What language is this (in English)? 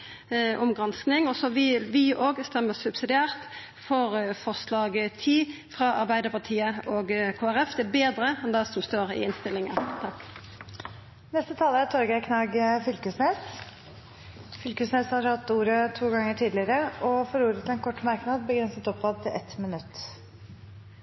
Norwegian